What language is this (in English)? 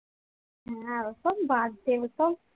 Bangla